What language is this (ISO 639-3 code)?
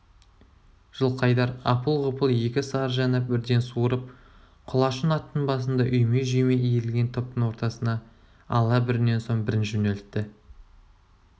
kaz